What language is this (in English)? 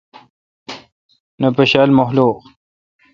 Kalkoti